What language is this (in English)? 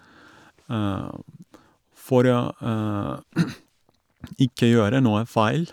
Norwegian